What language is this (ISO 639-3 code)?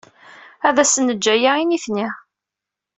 kab